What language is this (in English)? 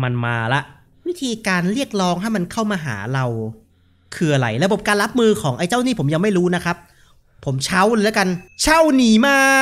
Thai